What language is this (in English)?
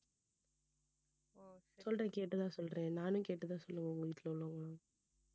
Tamil